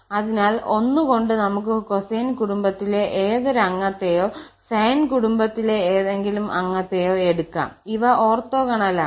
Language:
Malayalam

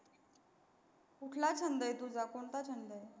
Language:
Marathi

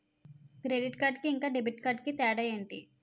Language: Telugu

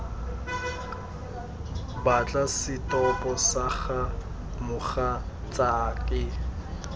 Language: Tswana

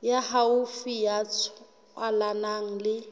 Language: Southern Sotho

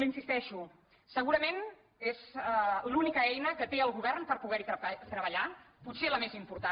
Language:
Catalan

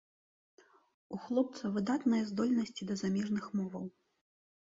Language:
Belarusian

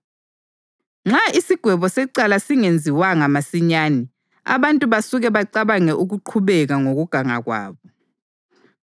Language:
North Ndebele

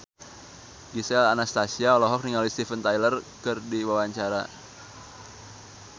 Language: Sundanese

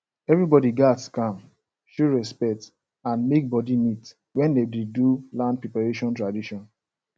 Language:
Nigerian Pidgin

